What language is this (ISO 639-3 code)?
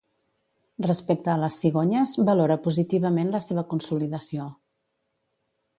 cat